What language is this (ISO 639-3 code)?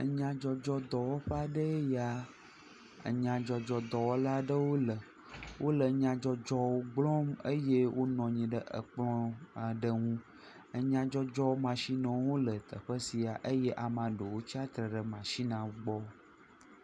ewe